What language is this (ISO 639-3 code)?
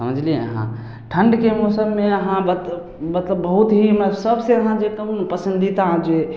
mai